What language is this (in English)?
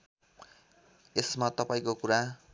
Nepali